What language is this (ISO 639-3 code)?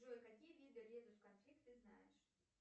rus